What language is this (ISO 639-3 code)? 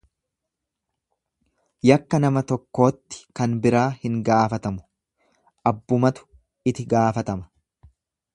orm